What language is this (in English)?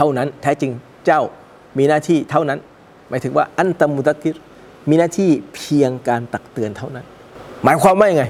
Thai